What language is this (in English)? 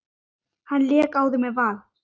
Icelandic